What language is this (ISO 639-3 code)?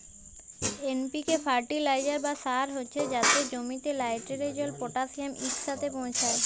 ben